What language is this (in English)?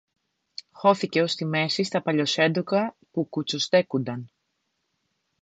Greek